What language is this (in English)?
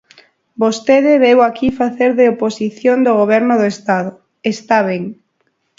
Galician